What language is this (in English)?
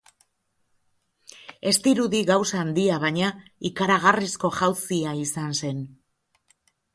Basque